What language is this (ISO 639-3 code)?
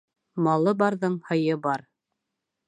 bak